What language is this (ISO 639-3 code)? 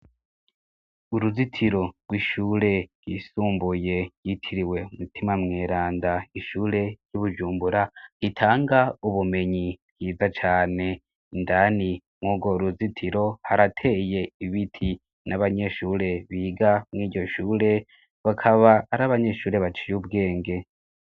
run